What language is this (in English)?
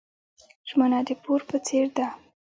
Pashto